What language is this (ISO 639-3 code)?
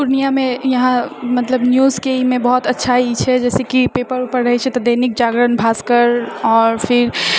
mai